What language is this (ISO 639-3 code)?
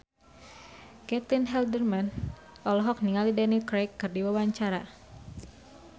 sun